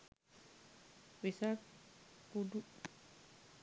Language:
Sinhala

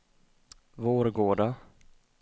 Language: Swedish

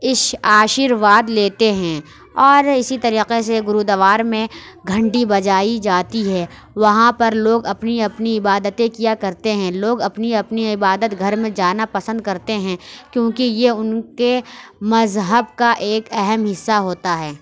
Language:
Urdu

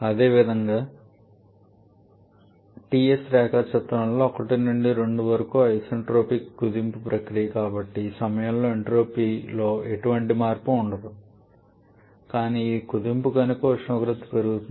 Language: Telugu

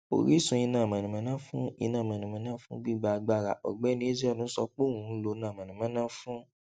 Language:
Yoruba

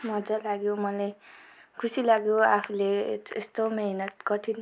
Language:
Nepali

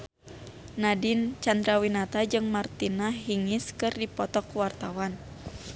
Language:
Sundanese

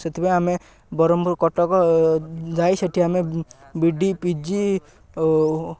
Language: Odia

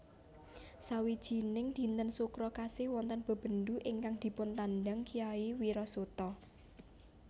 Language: Javanese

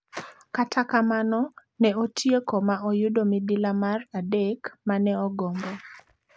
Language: Luo (Kenya and Tanzania)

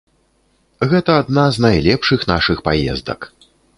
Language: Belarusian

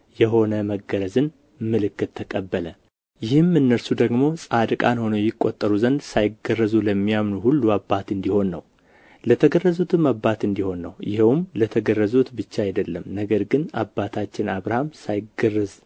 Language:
Amharic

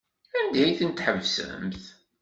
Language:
Kabyle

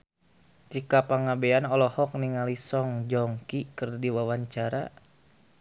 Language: Sundanese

